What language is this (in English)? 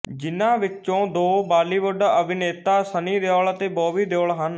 Punjabi